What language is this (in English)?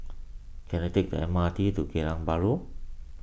English